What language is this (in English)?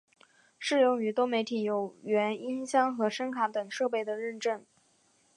Chinese